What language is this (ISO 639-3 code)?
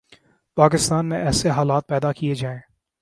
urd